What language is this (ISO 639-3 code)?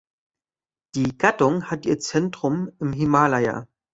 deu